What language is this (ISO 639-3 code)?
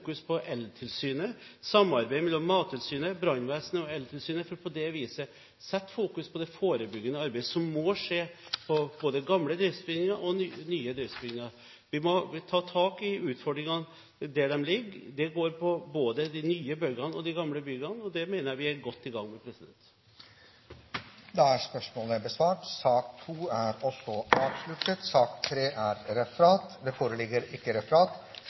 nob